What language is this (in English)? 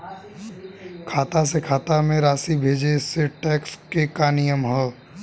Bhojpuri